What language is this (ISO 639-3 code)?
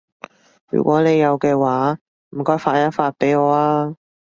yue